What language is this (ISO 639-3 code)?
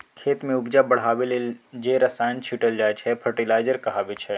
mai